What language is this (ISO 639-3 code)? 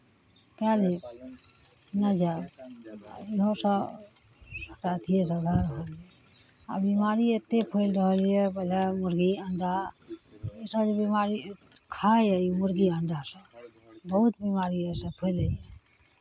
mai